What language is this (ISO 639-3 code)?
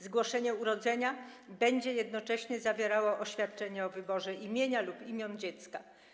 pol